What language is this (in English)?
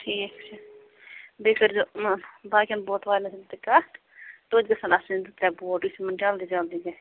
Kashmiri